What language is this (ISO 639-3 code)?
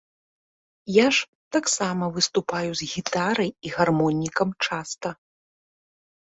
bel